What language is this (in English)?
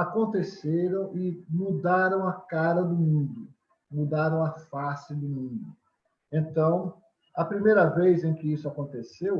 Portuguese